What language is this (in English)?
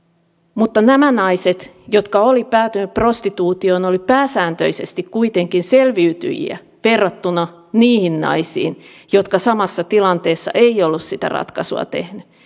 Finnish